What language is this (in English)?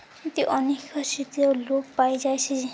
Odia